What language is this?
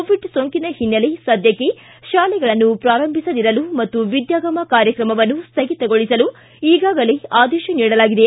Kannada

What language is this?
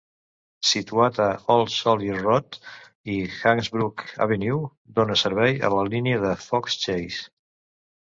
Catalan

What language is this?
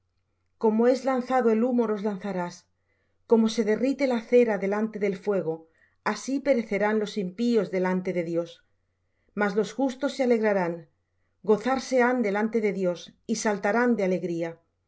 Spanish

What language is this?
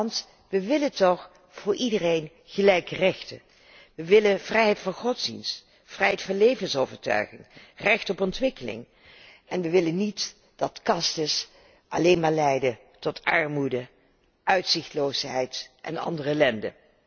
Dutch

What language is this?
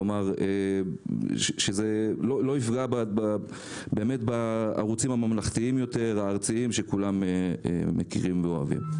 Hebrew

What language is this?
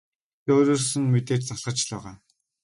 Mongolian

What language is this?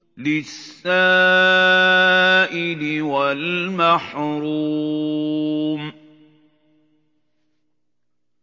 Arabic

